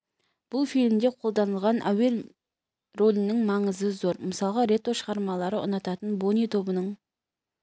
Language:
Kazakh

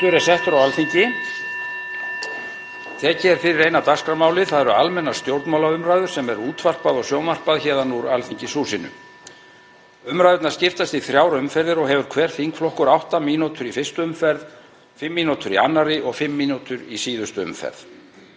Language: Icelandic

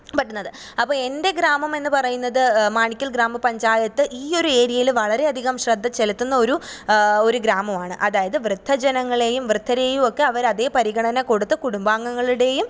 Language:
Malayalam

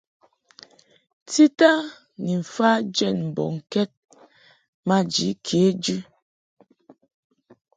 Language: Mungaka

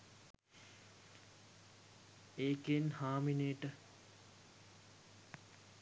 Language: Sinhala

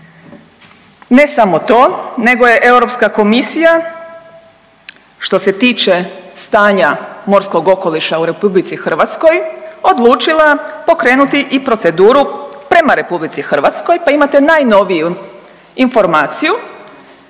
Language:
Croatian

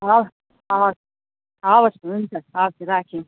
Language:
Nepali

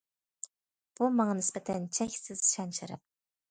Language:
Uyghur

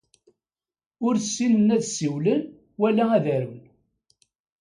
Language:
Kabyle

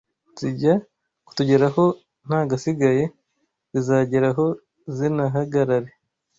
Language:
Kinyarwanda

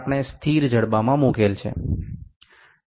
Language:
Gujarati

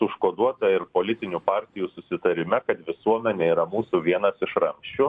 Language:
Lithuanian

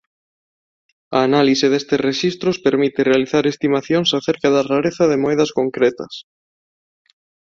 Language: Galician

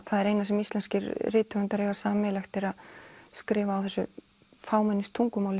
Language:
Icelandic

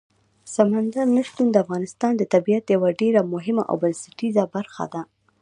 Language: Pashto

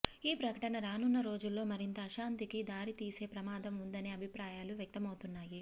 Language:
Telugu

